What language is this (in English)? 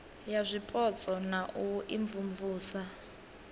Venda